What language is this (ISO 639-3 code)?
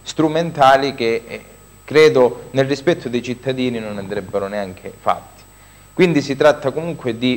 ita